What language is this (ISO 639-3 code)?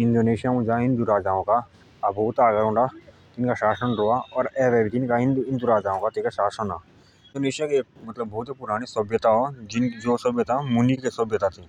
jns